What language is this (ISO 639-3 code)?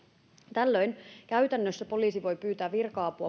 fin